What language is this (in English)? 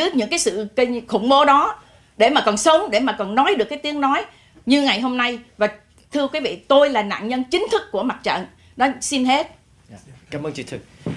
Vietnamese